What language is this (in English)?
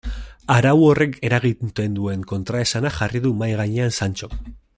Basque